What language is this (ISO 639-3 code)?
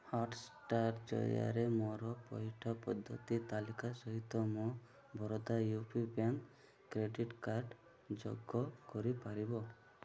ori